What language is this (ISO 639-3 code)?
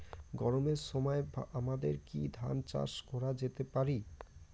ben